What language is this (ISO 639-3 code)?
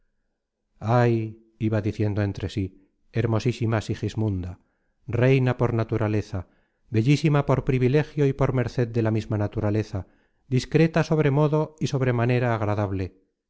spa